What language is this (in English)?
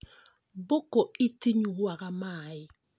Kikuyu